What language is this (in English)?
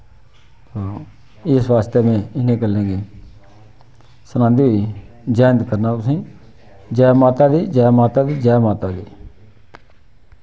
Dogri